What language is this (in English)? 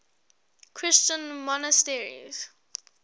English